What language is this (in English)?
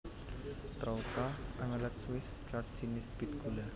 Javanese